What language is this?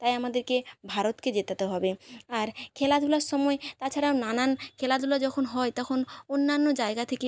Bangla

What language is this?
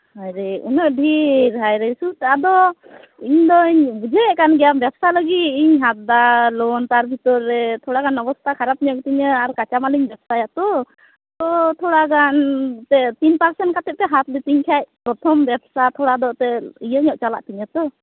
Santali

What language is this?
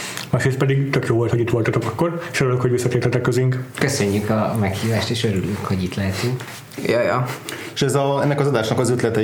Hungarian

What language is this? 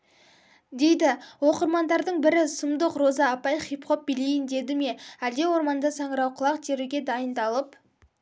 Kazakh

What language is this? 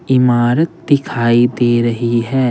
Hindi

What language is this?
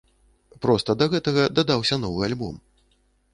Belarusian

